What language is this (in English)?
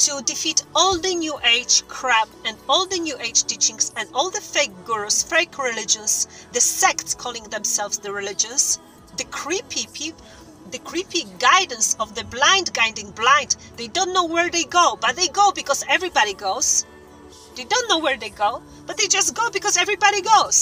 English